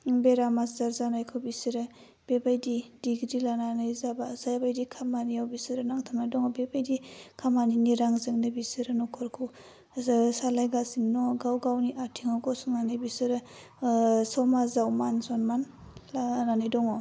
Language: Bodo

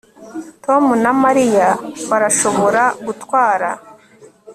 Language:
Kinyarwanda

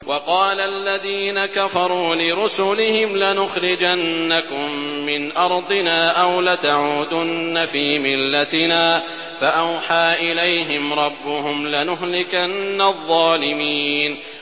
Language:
Arabic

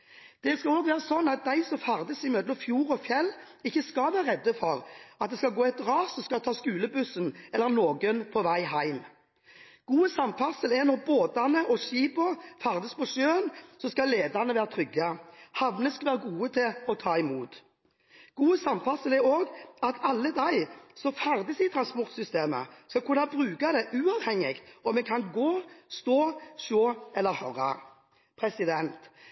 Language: Norwegian Bokmål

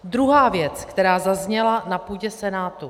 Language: Czech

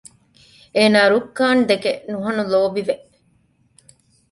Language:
Divehi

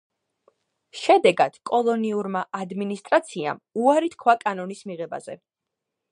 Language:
Georgian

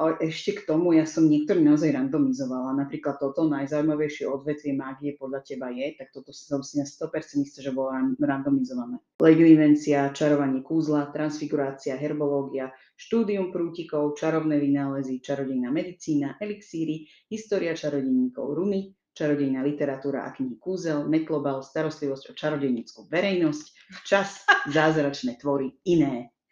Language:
Slovak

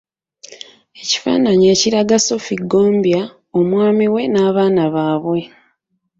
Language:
Ganda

